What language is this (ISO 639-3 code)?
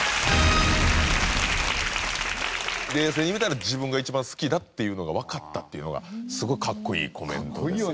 jpn